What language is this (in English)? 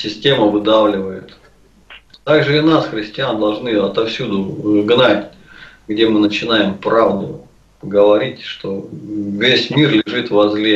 Russian